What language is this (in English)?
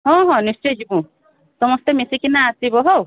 Odia